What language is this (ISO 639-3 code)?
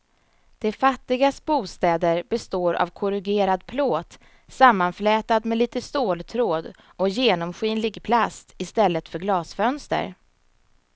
swe